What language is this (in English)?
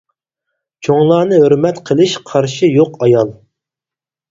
Uyghur